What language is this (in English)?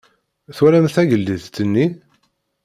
Kabyle